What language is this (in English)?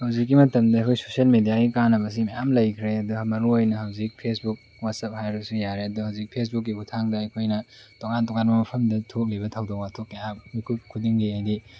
Manipuri